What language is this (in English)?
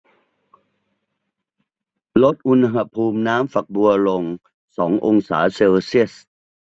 Thai